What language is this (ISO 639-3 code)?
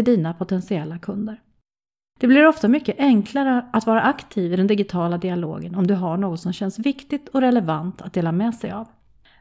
swe